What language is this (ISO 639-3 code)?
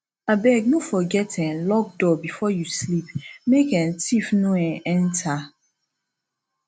pcm